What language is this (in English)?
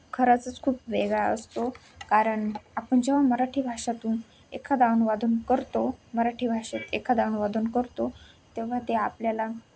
Marathi